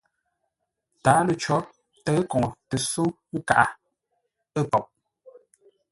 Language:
Ngombale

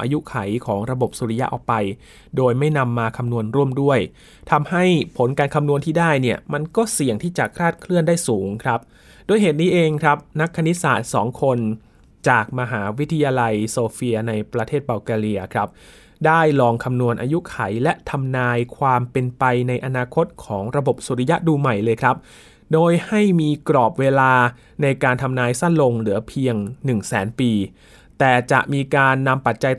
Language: Thai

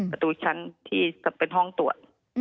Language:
Thai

